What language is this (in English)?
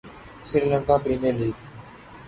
Urdu